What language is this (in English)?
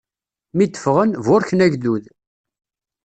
Kabyle